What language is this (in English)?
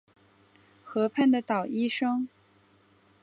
Chinese